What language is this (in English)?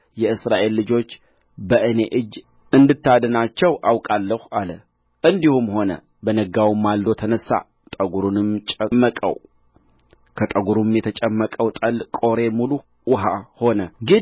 Amharic